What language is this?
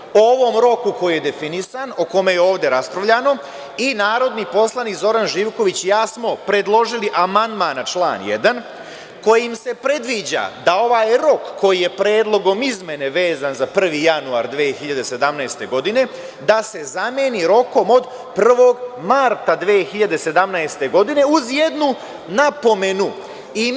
Serbian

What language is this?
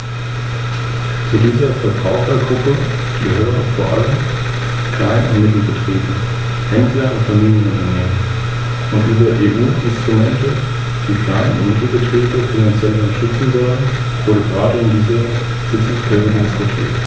German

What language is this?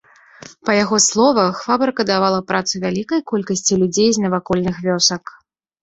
Belarusian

